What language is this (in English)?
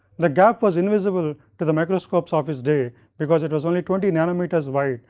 English